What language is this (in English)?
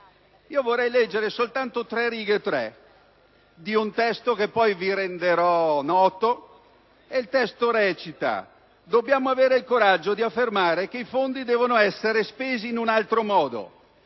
Italian